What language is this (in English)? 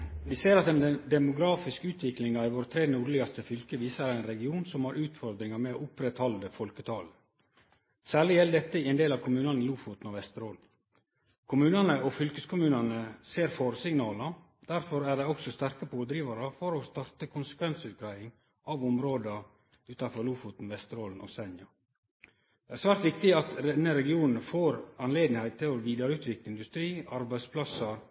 Norwegian Nynorsk